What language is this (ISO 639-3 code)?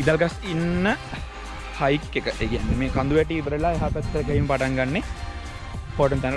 sin